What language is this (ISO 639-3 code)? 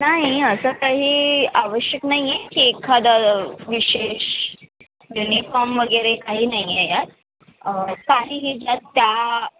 mar